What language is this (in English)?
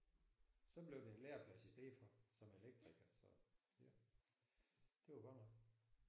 Danish